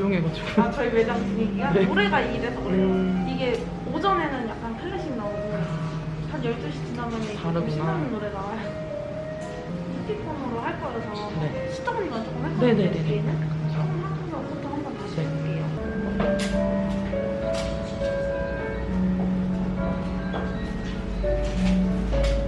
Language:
Korean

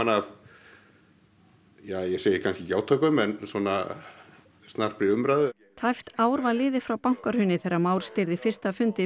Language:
Icelandic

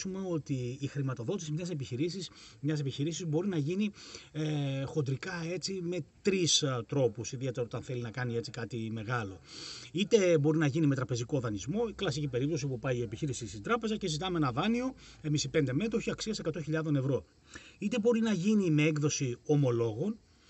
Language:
Greek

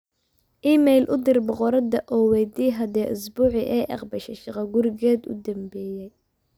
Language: Somali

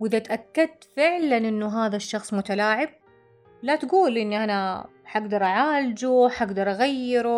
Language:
Arabic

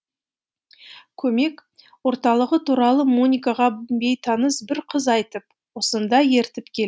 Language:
Kazakh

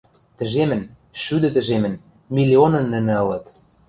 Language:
Western Mari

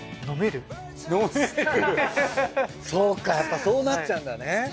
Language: Japanese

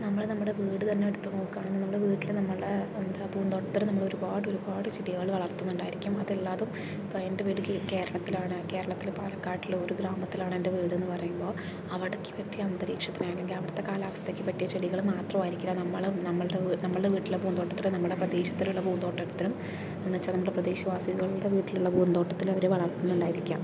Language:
Malayalam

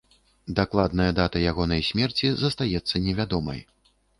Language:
Belarusian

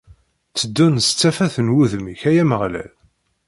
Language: Kabyle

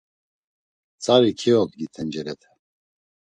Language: Laz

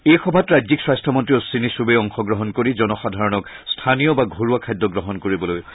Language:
Assamese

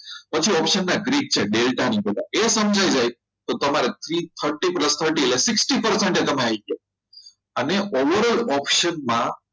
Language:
Gujarati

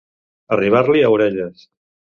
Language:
Catalan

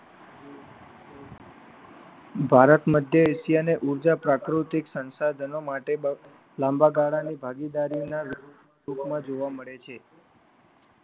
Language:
Gujarati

